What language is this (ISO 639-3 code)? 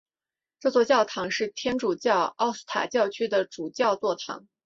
zho